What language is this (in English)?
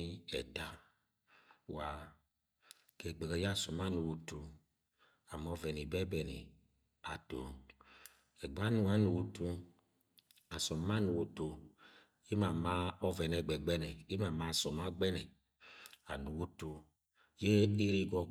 Agwagwune